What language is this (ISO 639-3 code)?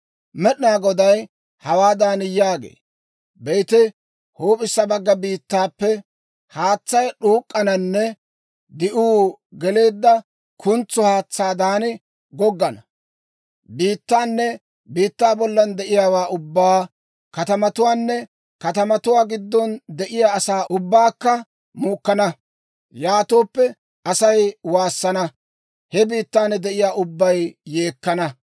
dwr